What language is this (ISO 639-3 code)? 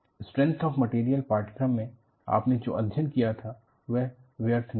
hin